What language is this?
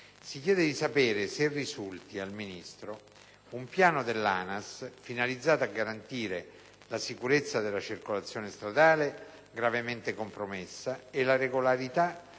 Italian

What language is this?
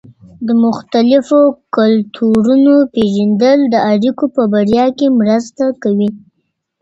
Pashto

